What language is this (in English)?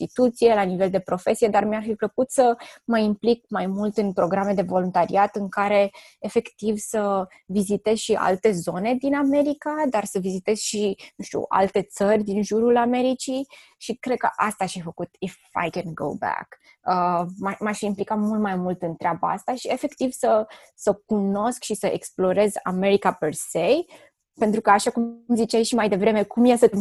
Romanian